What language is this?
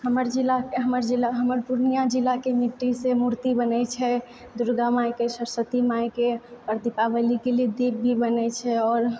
Maithili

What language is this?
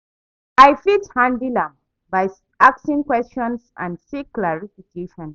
Nigerian Pidgin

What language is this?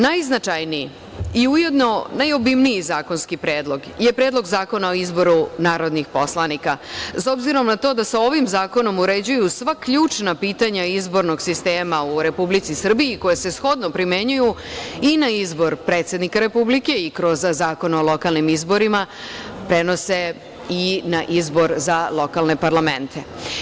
Serbian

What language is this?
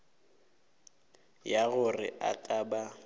Northern Sotho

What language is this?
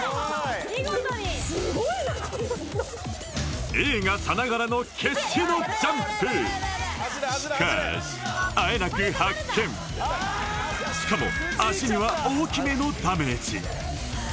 Japanese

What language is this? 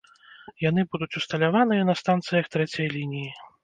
Belarusian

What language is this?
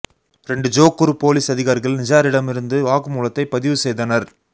Tamil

